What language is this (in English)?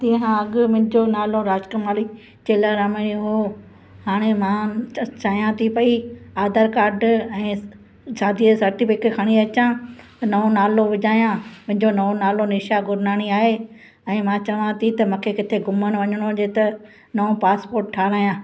Sindhi